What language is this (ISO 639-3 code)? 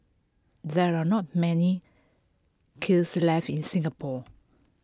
eng